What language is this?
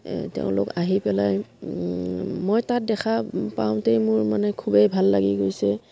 Assamese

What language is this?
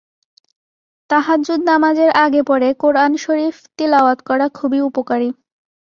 Bangla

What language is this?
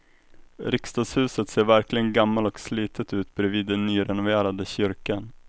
Swedish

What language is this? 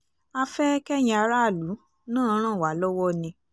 Yoruba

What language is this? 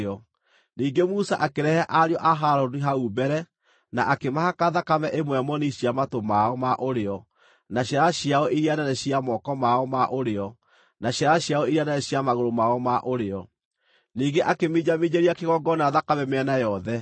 Kikuyu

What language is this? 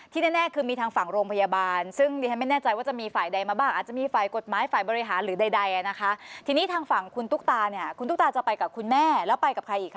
Thai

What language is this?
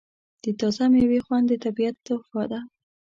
Pashto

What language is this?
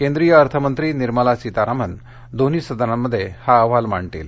Marathi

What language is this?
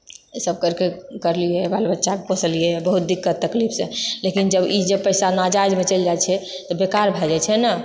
Maithili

